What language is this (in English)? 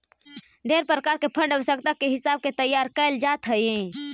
Magahi